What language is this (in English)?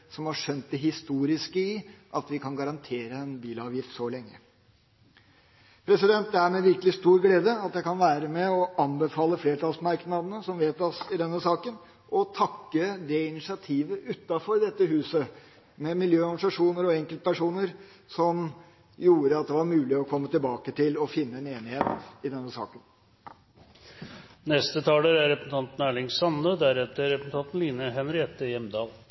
Norwegian